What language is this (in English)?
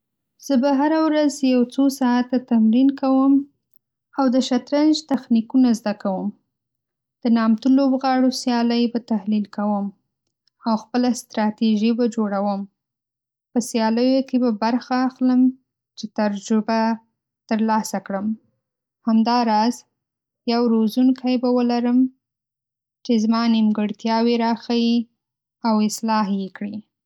Pashto